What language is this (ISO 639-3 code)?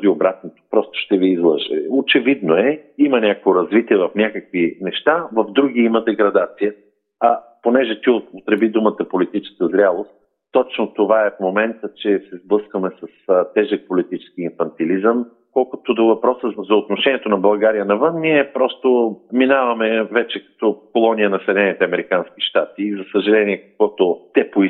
bul